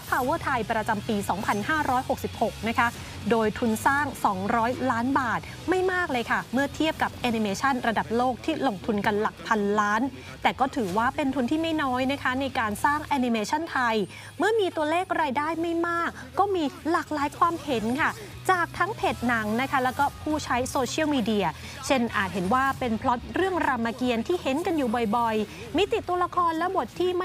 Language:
Thai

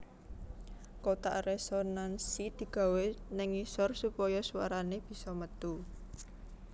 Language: Javanese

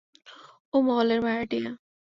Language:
Bangla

